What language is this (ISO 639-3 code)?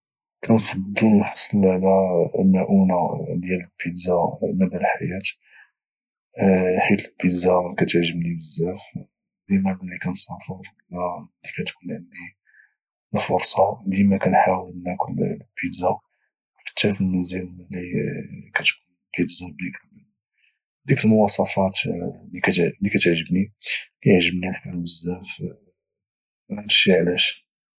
ary